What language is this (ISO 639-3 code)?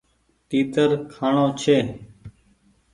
gig